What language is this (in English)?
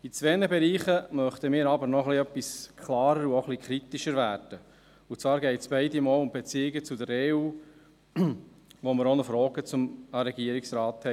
Swiss German